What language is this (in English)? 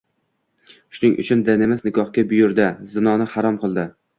Uzbek